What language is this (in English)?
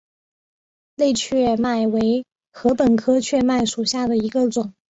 Chinese